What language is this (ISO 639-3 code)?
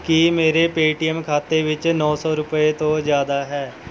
pan